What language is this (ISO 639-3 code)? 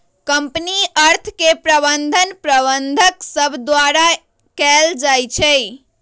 mag